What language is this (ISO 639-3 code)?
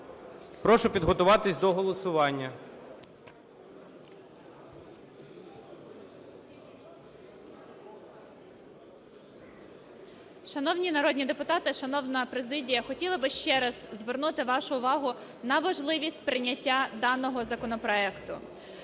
ukr